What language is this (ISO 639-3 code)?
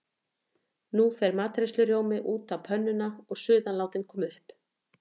isl